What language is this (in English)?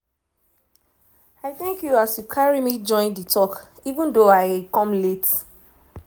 Nigerian Pidgin